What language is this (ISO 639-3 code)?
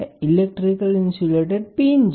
guj